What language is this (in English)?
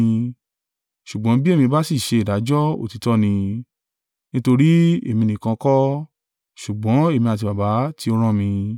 Yoruba